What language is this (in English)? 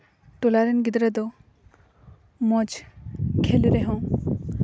Santali